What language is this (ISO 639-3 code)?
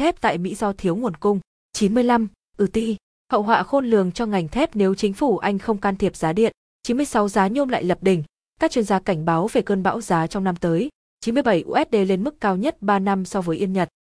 vie